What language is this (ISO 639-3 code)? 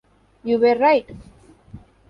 eng